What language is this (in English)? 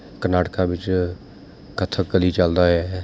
Punjabi